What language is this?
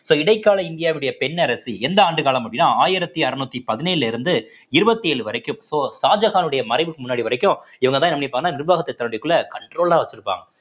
Tamil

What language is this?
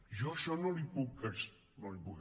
Catalan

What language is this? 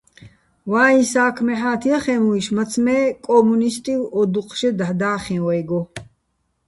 Bats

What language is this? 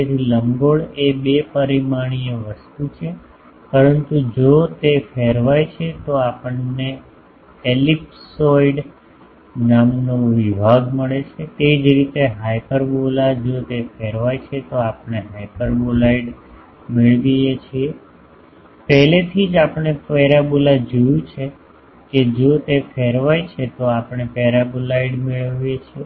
Gujarati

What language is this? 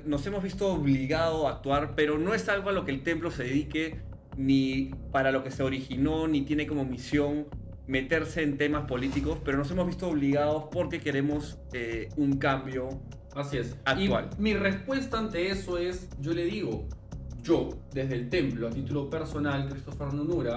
Spanish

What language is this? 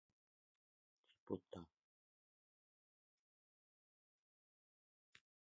Russian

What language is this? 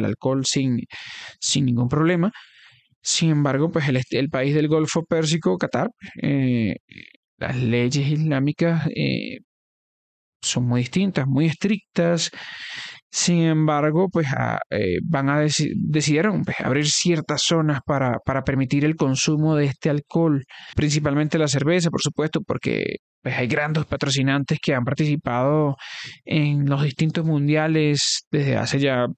Spanish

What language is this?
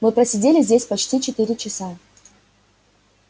Russian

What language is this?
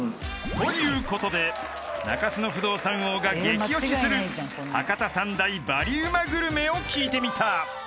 Japanese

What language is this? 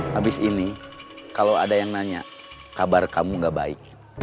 Indonesian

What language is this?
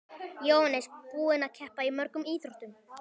Icelandic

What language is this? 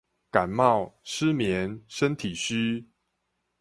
Chinese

